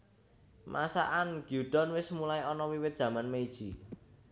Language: Javanese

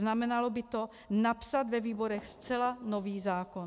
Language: Czech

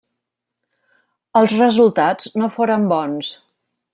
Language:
Catalan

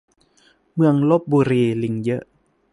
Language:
Thai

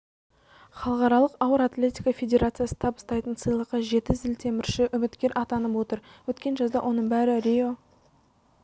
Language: Kazakh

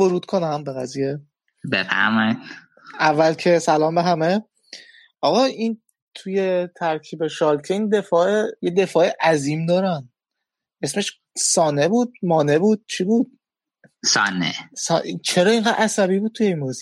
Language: Persian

